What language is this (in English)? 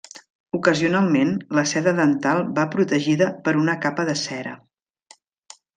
Catalan